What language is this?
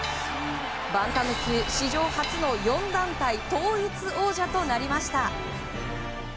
Japanese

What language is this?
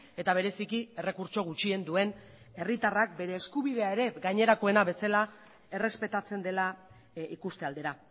Basque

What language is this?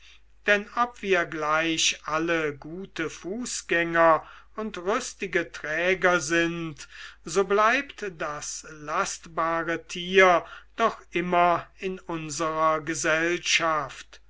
German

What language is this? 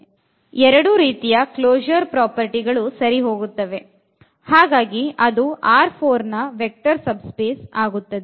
Kannada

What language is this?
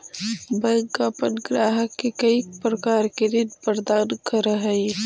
Magahi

